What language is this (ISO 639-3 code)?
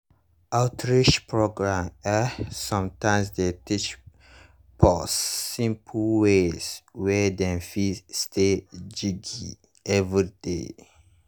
pcm